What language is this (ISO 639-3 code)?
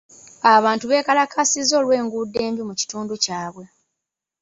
lug